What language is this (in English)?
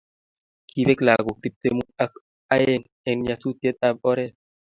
Kalenjin